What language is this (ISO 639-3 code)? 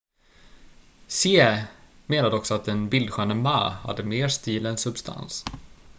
swe